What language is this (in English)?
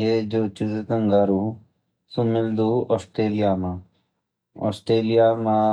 Garhwali